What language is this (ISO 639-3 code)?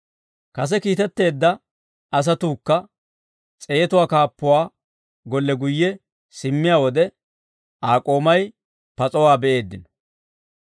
dwr